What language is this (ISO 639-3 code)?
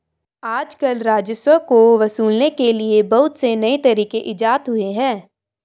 hin